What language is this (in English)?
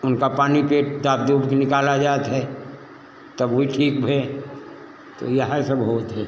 Hindi